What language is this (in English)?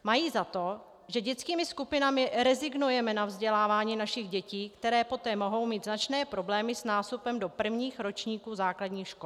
Czech